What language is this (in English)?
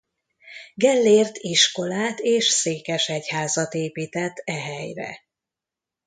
Hungarian